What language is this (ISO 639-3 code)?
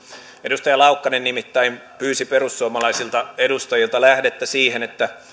fin